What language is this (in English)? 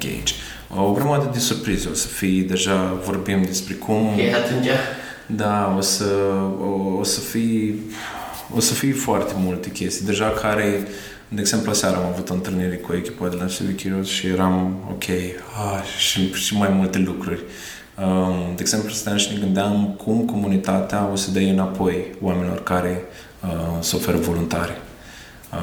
Romanian